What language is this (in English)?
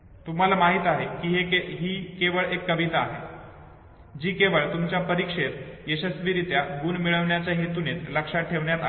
Marathi